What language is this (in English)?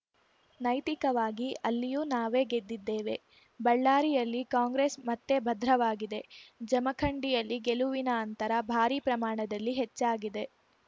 Kannada